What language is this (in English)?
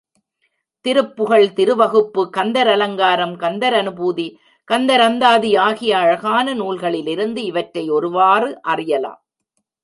Tamil